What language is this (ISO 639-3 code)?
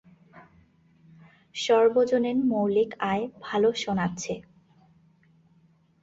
ben